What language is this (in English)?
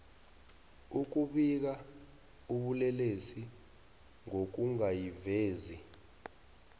South Ndebele